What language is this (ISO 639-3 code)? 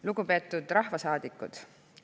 est